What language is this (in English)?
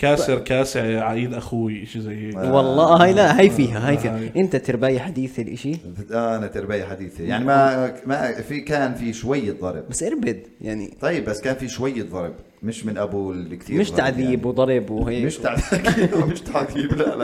Arabic